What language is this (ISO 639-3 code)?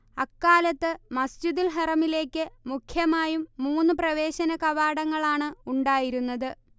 mal